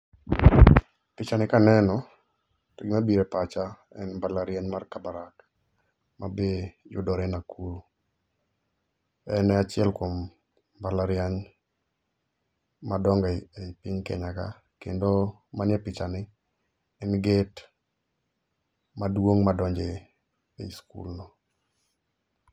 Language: Luo (Kenya and Tanzania)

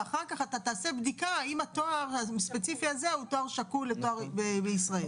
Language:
Hebrew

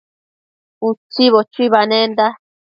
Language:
Matsés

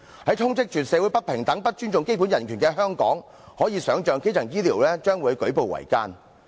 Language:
Cantonese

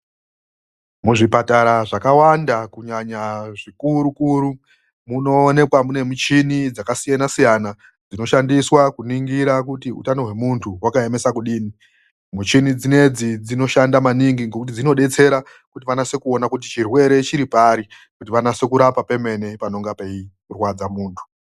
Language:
Ndau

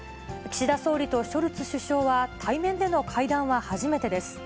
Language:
Japanese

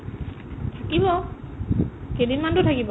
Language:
Assamese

